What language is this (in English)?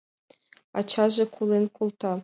Mari